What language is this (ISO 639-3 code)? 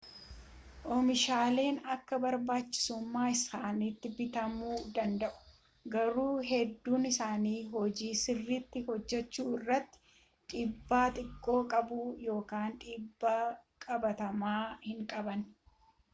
orm